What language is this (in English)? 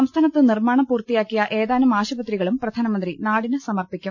Malayalam